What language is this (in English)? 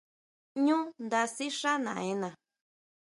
Huautla Mazatec